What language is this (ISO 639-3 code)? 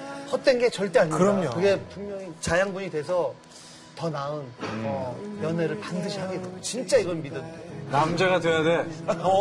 kor